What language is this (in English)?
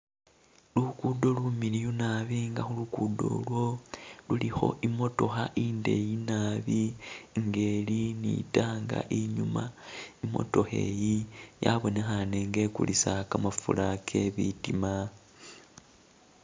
Masaaba